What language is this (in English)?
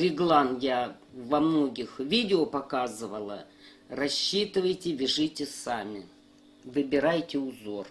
Russian